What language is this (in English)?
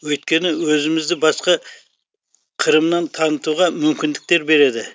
Kazakh